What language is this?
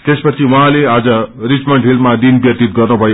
Nepali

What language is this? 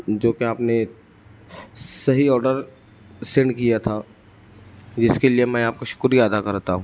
Urdu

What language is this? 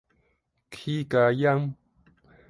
Min Nan Chinese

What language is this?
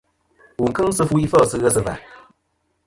Kom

